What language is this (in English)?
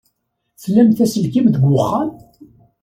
Kabyle